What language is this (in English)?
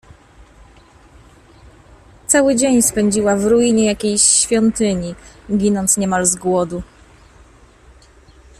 Polish